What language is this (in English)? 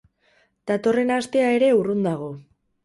Basque